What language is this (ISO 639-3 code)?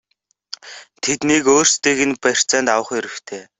mon